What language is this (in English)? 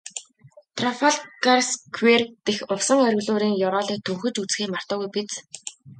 Mongolian